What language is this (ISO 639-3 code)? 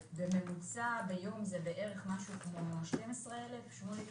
heb